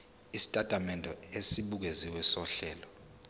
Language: Zulu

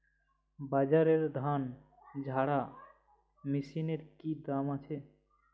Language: Bangla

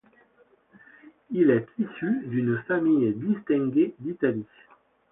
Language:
French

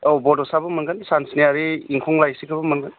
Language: Bodo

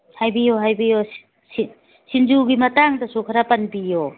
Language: Manipuri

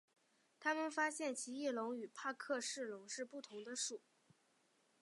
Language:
Chinese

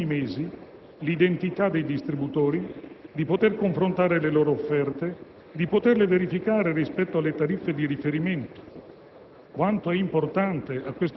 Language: Italian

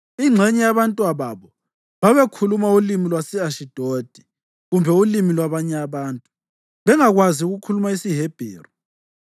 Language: North Ndebele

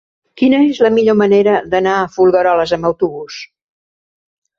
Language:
Catalan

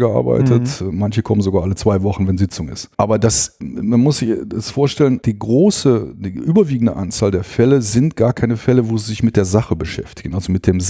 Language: German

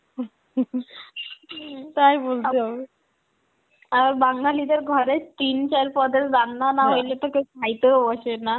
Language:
Bangla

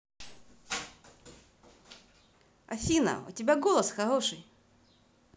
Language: Russian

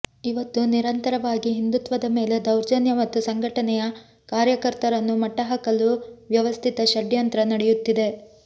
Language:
Kannada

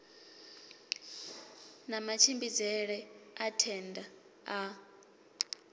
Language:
Venda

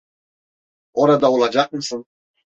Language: Turkish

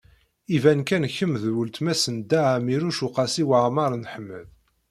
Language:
Kabyle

